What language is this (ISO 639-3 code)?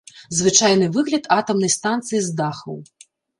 bel